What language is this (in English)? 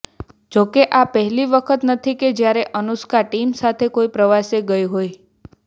Gujarati